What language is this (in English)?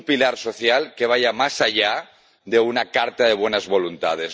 Spanish